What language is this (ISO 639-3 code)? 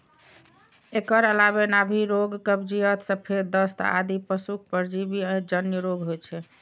mai